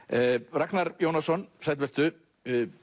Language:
Icelandic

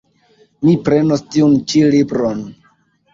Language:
Esperanto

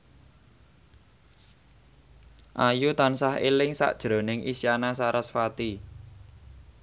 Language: Javanese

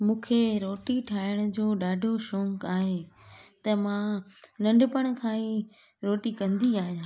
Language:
Sindhi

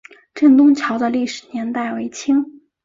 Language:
Chinese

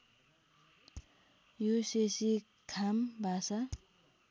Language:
Nepali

